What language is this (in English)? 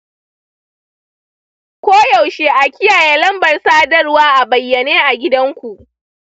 Hausa